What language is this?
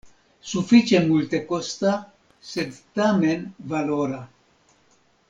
Esperanto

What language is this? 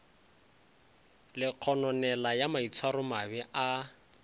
Northern Sotho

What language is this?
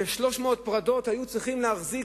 Hebrew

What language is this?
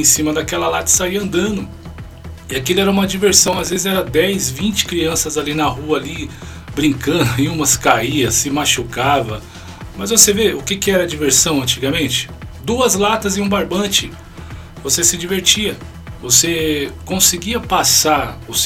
Portuguese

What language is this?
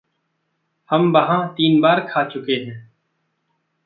Hindi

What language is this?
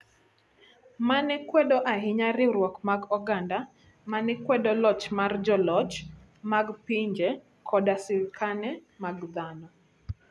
Luo (Kenya and Tanzania)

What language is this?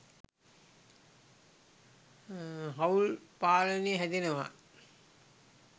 Sinhala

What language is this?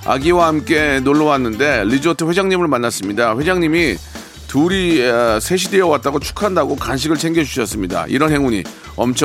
Korean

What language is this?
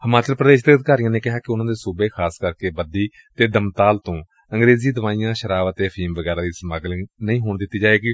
Punjabi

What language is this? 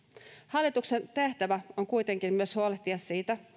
Finnish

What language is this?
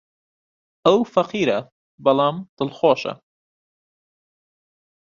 Central Kurdish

